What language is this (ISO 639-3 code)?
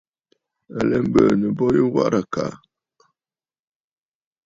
bfd